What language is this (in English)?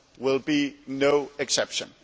English